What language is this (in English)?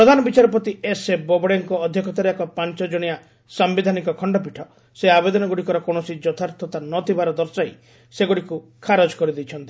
Odia